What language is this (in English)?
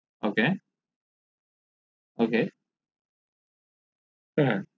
Bangla